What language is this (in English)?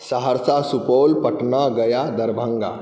Maithili